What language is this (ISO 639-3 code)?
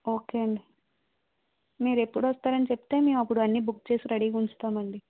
tel